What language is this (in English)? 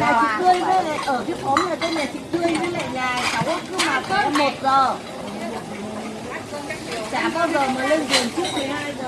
Vietnamese